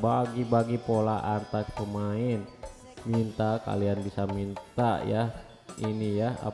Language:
Indonesian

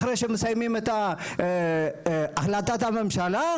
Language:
Hebrew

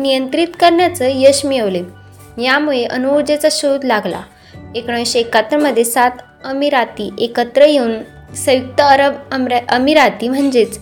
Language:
Marathi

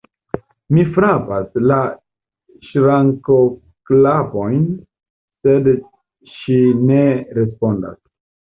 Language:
Esperanto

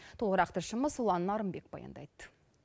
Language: Kazakh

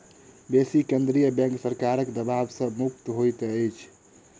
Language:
Maithili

